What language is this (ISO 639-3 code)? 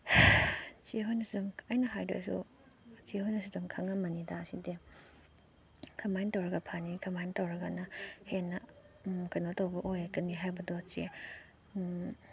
mni